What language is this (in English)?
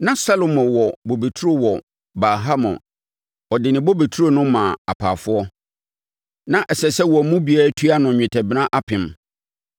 Akan